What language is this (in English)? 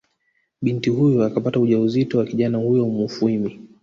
Swahili